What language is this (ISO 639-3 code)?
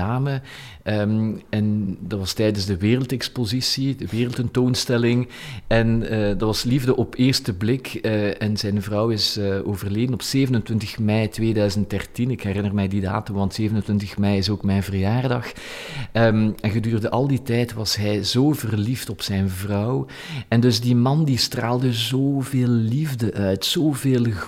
nld